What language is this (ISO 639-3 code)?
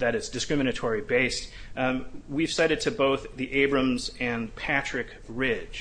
eng